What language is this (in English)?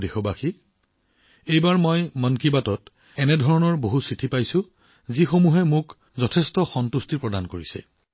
Assamese